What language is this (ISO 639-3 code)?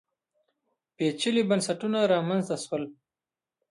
pus